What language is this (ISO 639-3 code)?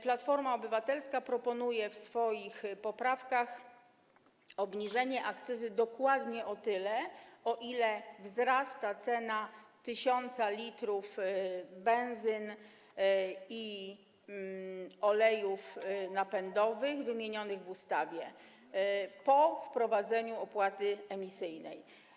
pol